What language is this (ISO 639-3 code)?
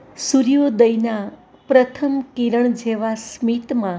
guj